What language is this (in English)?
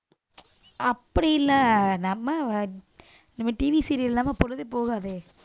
Tamil